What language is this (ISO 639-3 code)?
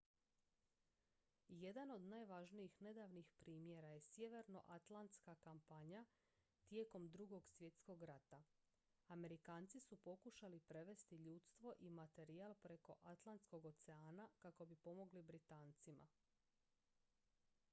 hrv